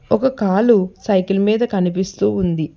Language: Telugu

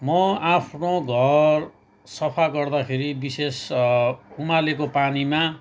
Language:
Nepali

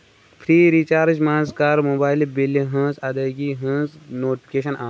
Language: Kashmiri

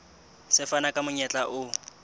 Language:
Southern Sotho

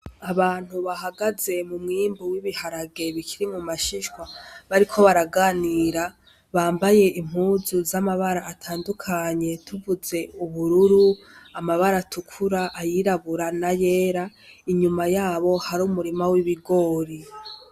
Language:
Rundi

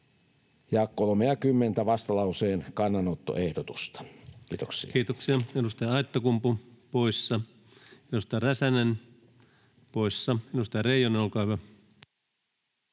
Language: Finnish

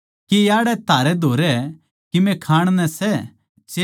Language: Haryanvi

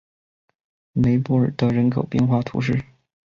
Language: Chinese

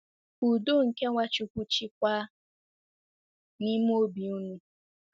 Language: Igbo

